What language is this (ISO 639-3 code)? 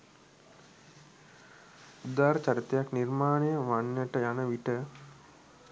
sin